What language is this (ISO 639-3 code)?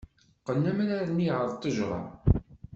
kab